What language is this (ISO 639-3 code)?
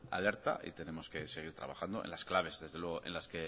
spa